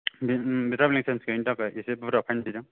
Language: Bodo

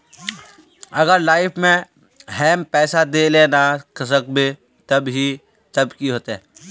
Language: Magahi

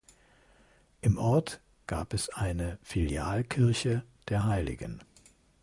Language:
German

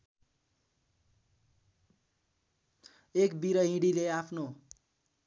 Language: Nepali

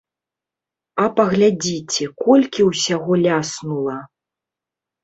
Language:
Belarusian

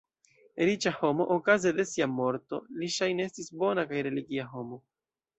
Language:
Esperanto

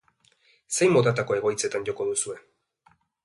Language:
Basque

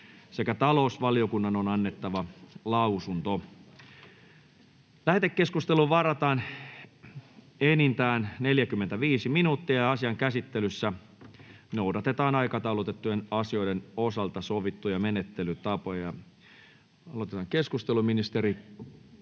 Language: Finnish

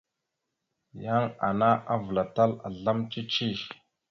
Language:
Mada (Cameroon)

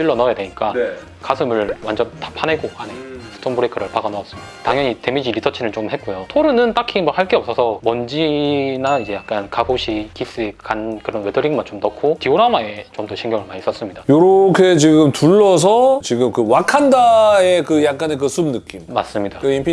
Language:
Korean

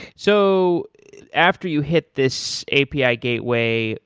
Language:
English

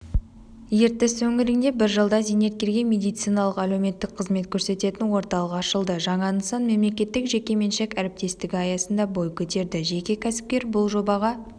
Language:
Kazakh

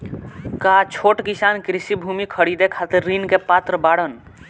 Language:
Bhojpuri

